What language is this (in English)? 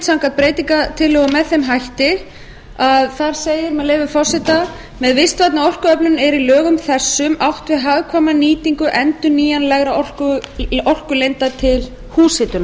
Icelandic